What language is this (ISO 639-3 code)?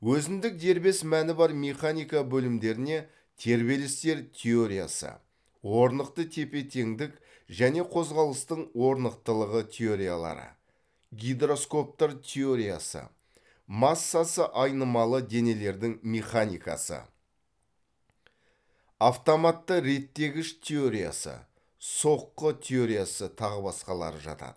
kaz